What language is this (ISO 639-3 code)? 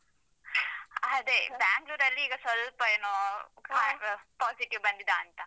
kan